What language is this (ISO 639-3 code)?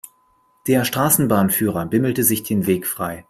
deu